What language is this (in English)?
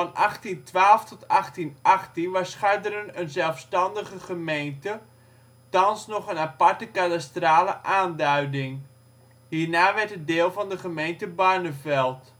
Dutch